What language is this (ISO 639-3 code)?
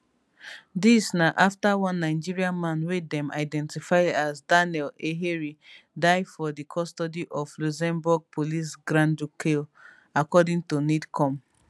pcm